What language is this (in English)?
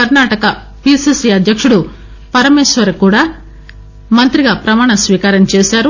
Telugu